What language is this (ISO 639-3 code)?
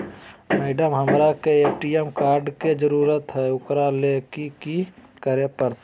mag